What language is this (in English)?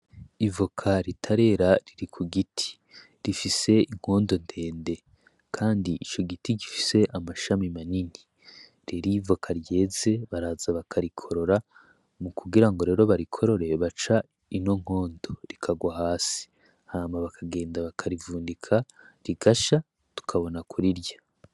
Rundi